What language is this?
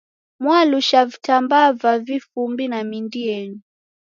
Taita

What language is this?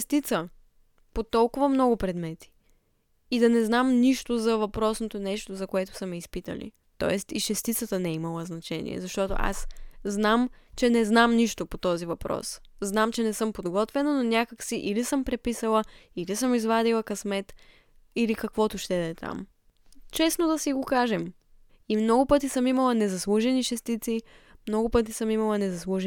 Bulgarian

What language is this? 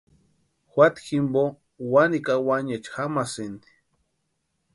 Western Highland Purepecha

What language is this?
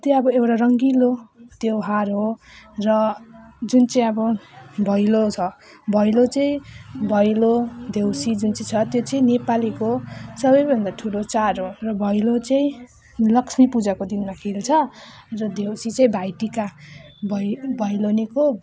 Nepali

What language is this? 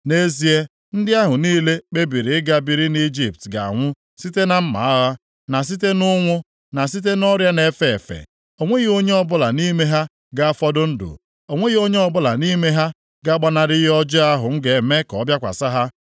Igbo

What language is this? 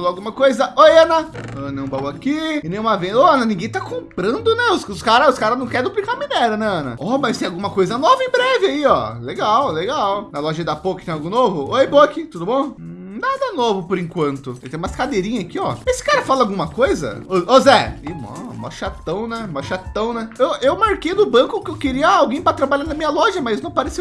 Portuguese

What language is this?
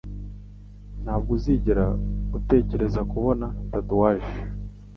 Kinyarwanda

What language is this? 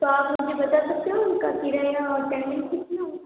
Hindi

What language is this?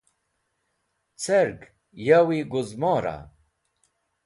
Wakhi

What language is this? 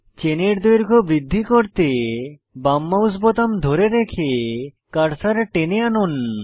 Bangla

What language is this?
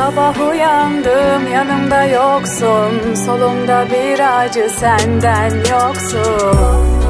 Turkish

